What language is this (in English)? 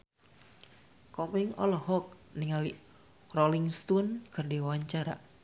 Sundanese